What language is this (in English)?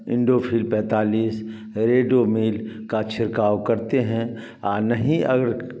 Hindi